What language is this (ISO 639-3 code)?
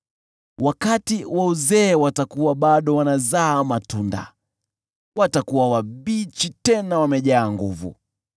swa